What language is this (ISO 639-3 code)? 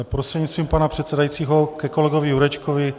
ces